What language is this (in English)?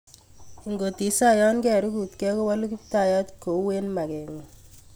Kalenjin